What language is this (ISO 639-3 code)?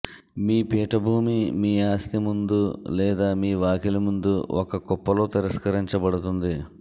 tel